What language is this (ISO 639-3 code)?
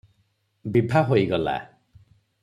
ori